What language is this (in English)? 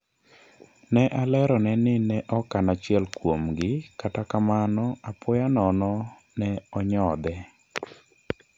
Luo (Kenya and Tanzania)